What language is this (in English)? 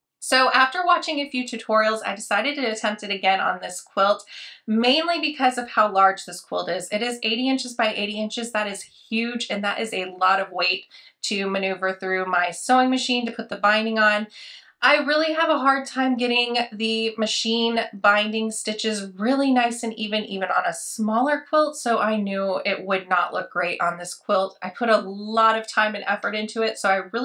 English